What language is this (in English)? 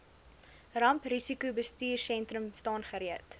Afrikaans